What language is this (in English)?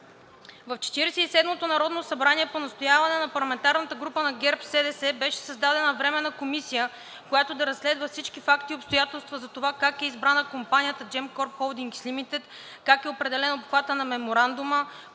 Bulgarian